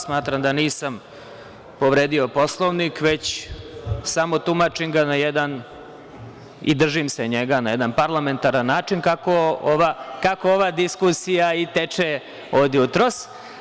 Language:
Serbian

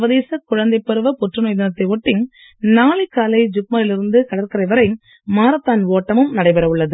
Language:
Tamil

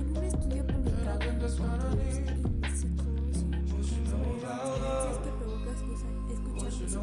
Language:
Spanish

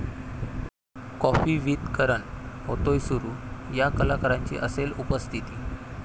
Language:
Marathi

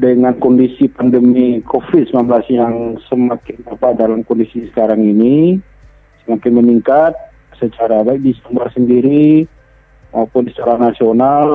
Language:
Indonesian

